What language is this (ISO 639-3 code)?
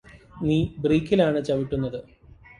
mal